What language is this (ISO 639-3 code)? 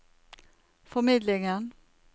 nor